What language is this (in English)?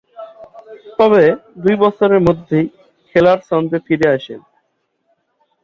Bangla